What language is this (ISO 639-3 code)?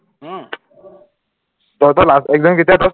asm